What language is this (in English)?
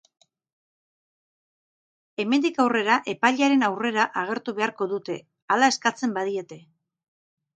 Basque